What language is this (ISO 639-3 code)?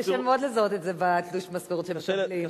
heb